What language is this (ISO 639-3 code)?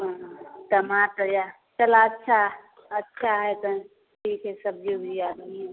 mai